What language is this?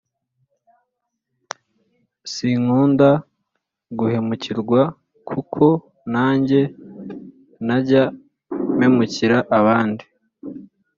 Kinyarwanda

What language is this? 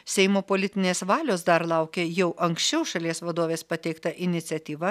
Lithuanian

